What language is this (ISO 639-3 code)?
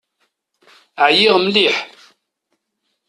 kab